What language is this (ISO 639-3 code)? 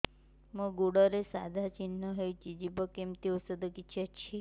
ori